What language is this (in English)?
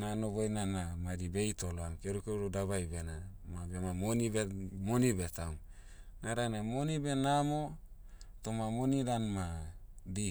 Motu